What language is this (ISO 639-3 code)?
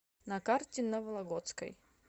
rus